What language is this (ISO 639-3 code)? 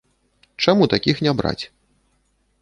bel